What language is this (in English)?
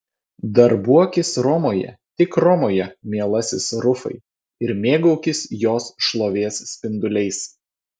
Lithuanian